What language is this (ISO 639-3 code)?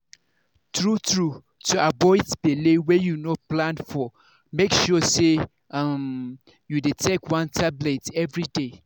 pcm